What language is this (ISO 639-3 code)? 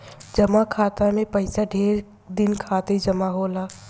bho